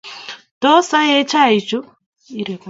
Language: Kalenjin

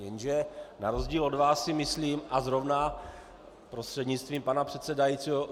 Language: Czech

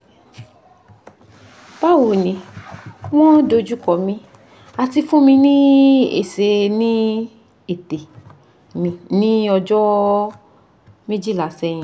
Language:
Yoruba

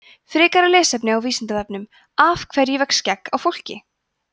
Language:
Icelandic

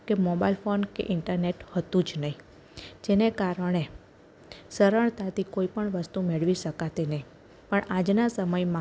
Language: Gujarati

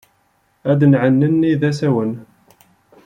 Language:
Kabyle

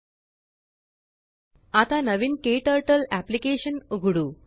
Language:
Marathi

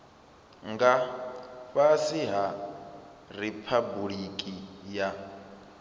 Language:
Venda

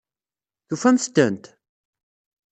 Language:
Kabyle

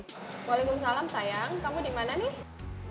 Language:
Indonesian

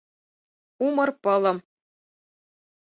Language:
Mari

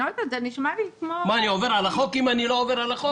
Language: Hebrew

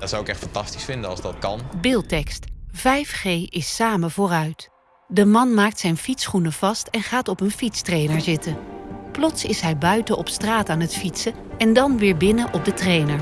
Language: Dutch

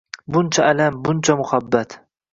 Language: Uzbek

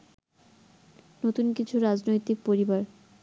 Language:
Bangla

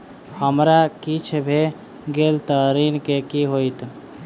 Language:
Maithili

